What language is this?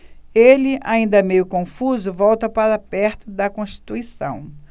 Portuguese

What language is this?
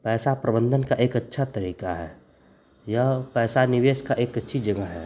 Hindi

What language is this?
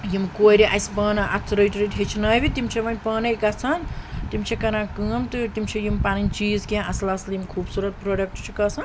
Kashmiri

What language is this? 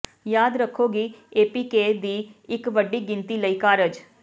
Punjabi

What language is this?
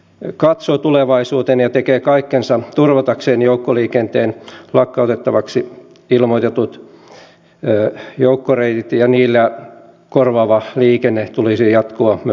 Finnish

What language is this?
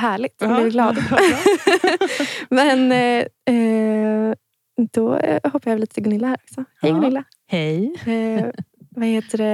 Swedish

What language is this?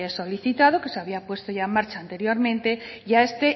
Spanish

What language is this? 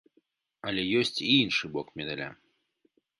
Belarusian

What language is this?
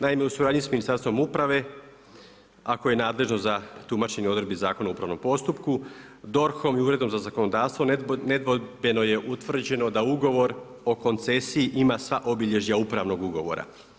Croatian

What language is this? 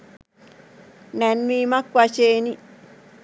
Sinhala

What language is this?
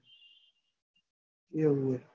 Gujarati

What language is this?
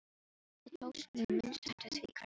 Icelandic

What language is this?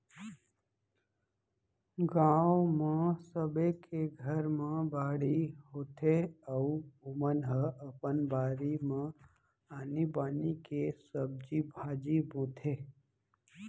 Chhattisgarhi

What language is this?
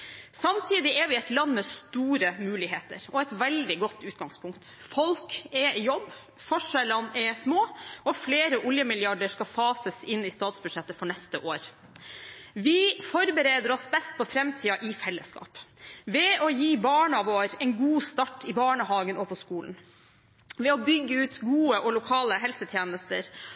Norwegian Bokmål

